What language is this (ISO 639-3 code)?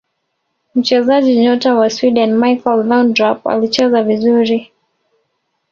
swa